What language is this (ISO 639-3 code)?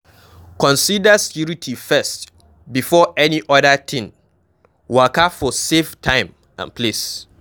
pcm